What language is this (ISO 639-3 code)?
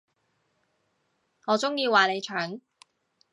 yue